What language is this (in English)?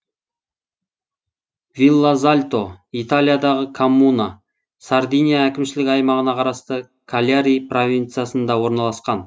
Kazakh